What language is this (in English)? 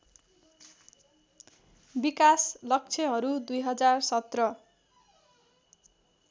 Nepali